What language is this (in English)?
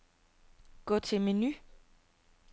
Danish